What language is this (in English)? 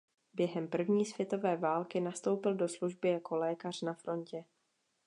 Czech